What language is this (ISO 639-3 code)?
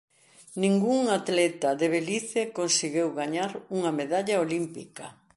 glg